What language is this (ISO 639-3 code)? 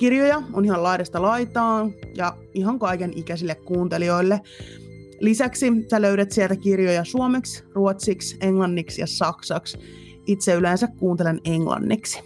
fin